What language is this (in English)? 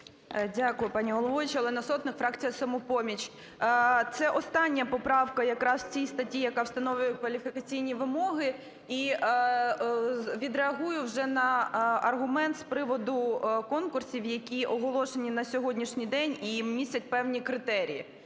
Ukrainian